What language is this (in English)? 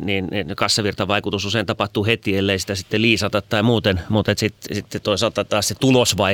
Finnish